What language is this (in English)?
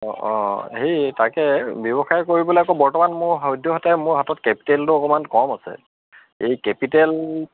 Assamese